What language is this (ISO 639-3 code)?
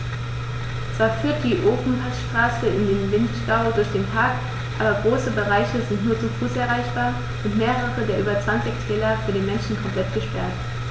deu